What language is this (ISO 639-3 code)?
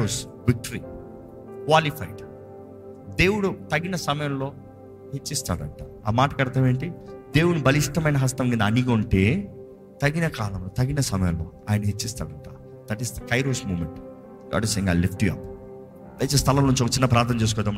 tel